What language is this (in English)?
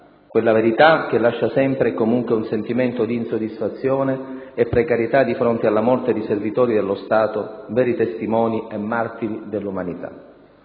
Italian